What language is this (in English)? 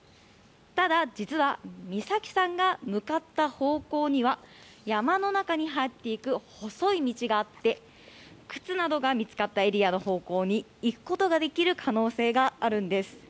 Japanese